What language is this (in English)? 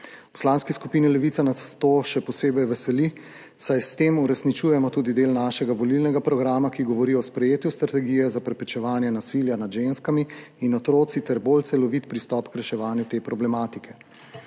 Slovenian